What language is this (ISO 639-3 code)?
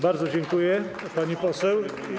pol